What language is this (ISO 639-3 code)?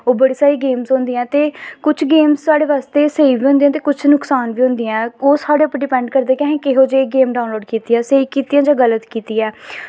doi